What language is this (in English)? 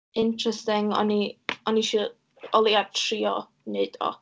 Welsh